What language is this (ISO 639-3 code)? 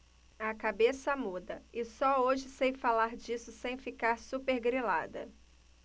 por